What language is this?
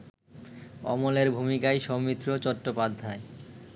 Bangla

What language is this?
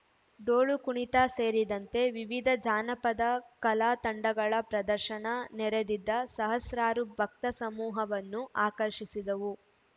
Kannada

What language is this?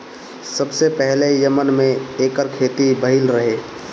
Bhojpuri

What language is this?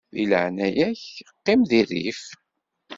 Kabyle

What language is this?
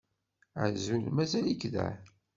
Kabyle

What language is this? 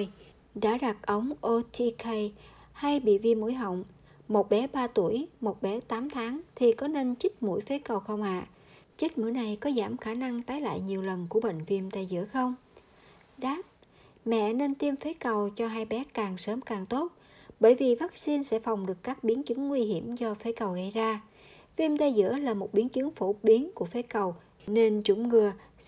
Vietnamese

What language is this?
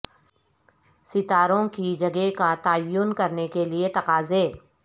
Urdu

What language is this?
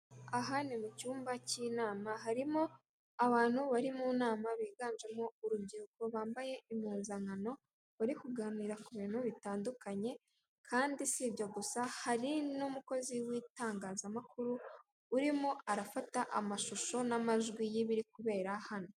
Kinyarwanda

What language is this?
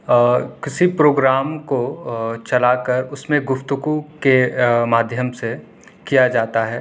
Urdu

